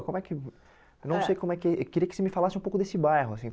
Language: Portuguese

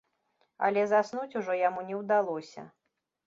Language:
Belarusian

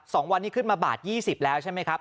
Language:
Thai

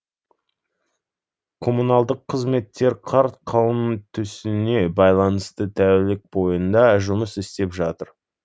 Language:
Kazakh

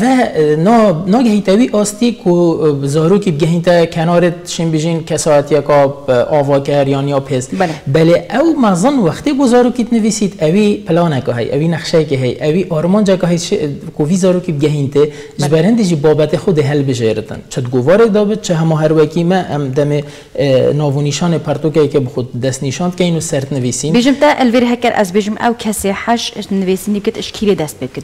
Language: Arabic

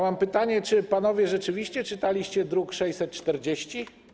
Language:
Polish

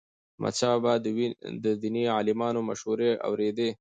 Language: Pashto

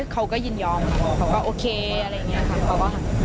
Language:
Thai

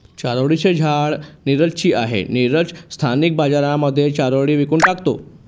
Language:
Marathi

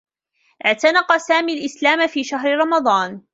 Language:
Arabic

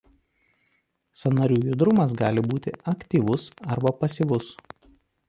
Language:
Lithuanian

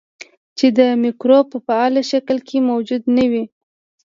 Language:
Pashto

